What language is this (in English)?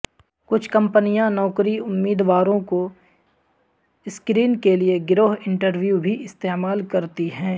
Urdu